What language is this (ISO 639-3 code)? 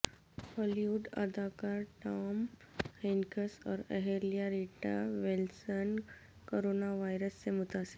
urd